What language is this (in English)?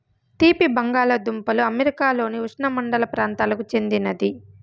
Telugu